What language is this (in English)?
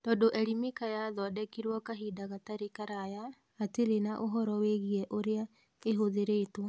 Kikuyu